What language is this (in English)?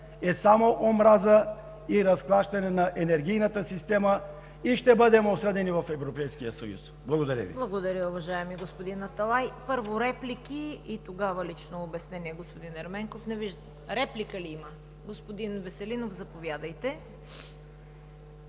Bulgarian